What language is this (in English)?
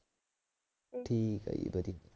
Punjabi